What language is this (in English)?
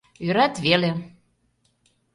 Mari